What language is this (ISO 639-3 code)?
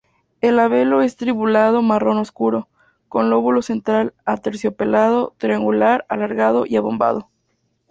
spa